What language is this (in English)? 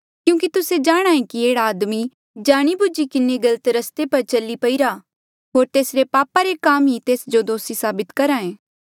Mandeali